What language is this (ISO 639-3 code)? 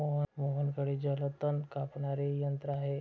mar